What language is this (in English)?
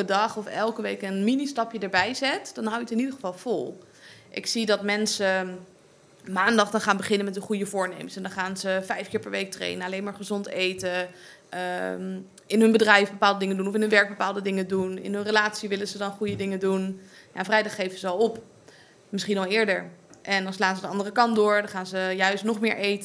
Dutch